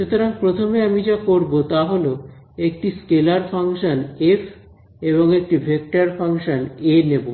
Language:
Bangla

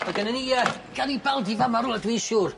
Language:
Welsh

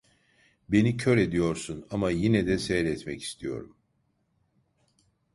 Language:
Turkish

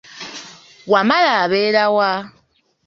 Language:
Ganda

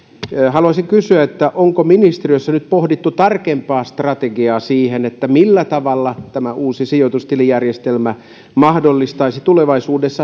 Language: Finnish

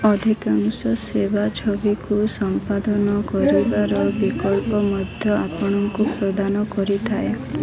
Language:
Odia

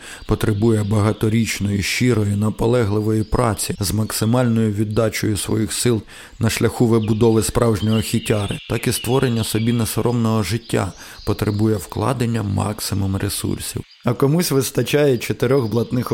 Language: Ukrainian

